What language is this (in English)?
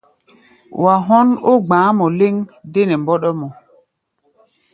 Gbaya